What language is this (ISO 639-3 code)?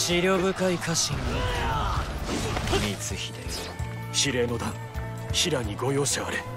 jpn